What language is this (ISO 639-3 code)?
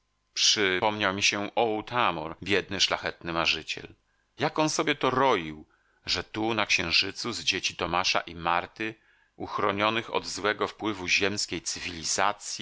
pol